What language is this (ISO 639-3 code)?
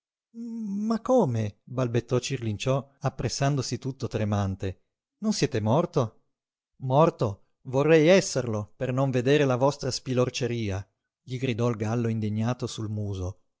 ita